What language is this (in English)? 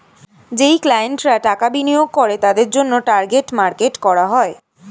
Bangla